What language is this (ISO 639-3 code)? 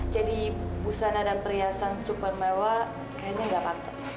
ind